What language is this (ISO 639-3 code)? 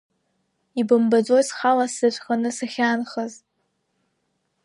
abk